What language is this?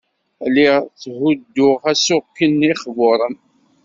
Kabyle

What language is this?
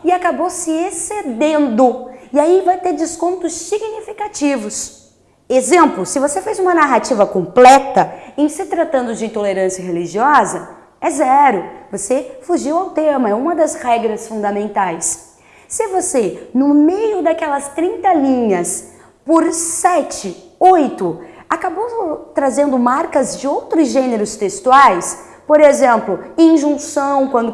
Portuguese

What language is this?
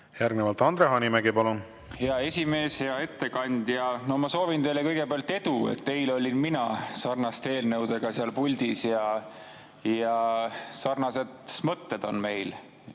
Estonian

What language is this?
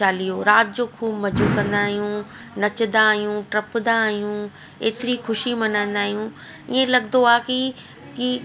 Sindhi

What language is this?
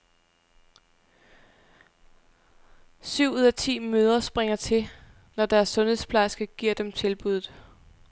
Danish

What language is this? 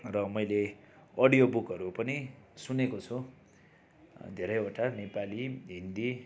Nepali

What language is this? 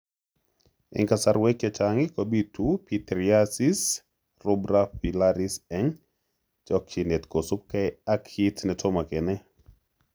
Kalenjin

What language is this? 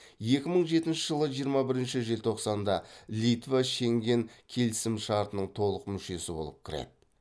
Kazakh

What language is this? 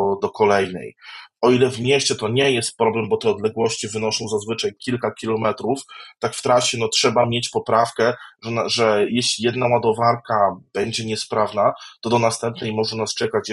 Polish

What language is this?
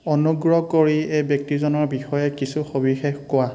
Assamese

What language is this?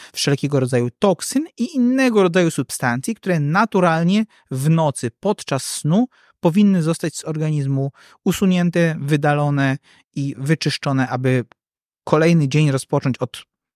Polish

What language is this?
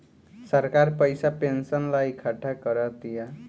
Bhojpuri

